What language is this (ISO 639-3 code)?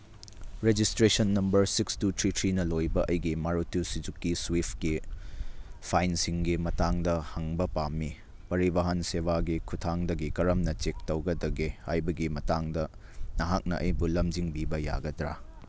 mni